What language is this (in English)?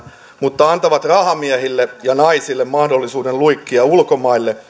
Finnish